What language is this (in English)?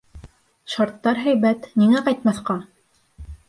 Bashkir